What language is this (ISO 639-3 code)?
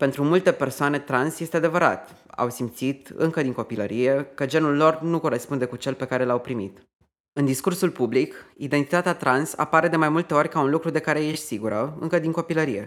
ron